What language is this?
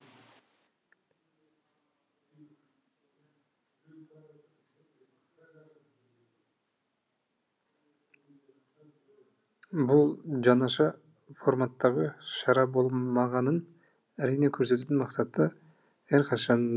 Kazakh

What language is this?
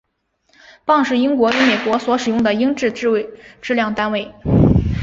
Chinese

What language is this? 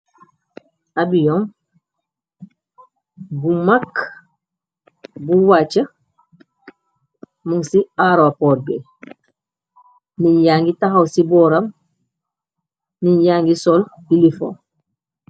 Wolof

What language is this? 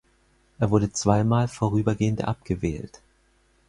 German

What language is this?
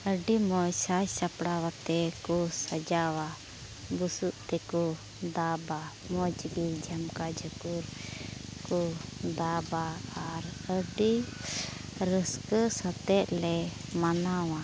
Santali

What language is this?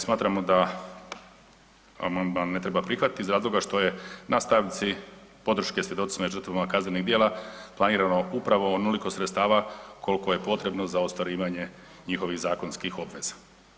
Croatian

